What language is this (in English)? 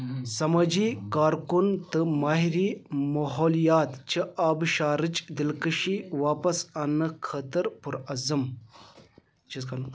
Kashmiri